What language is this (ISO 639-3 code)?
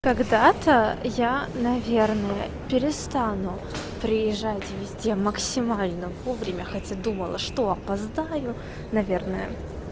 rus